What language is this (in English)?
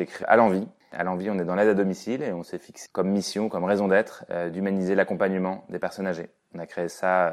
French